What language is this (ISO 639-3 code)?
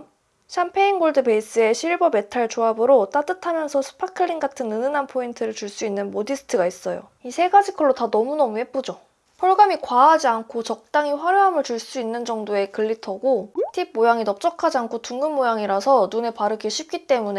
kor